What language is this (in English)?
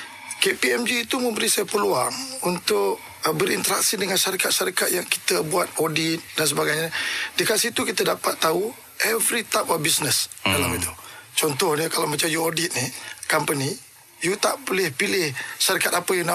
Malay